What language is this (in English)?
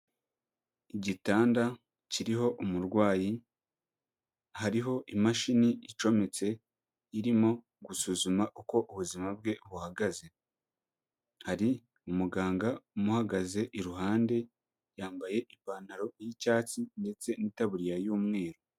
Kinyarwanda